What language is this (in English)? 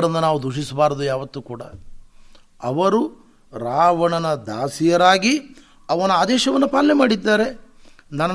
Kannada